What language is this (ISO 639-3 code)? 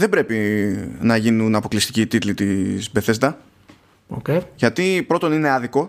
ell